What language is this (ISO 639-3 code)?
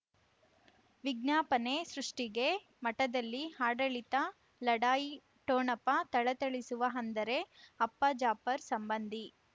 kan